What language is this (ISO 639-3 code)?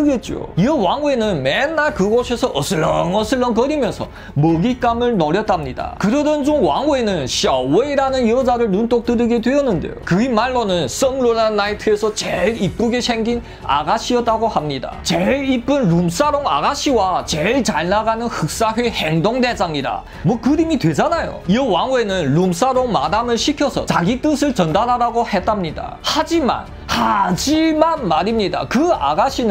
kor